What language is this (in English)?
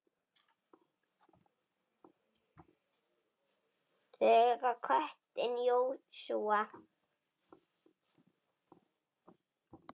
Icelandic